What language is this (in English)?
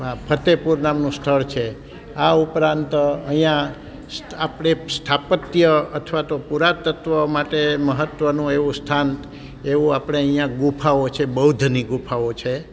Gujarati